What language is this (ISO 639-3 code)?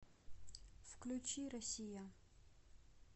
rus